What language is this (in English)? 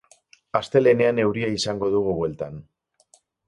Basque